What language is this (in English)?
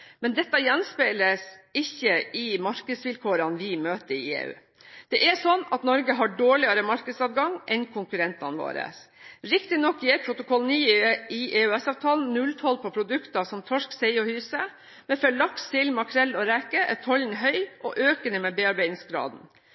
Norwegian Bokmål